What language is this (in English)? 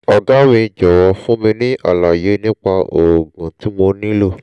Yoruba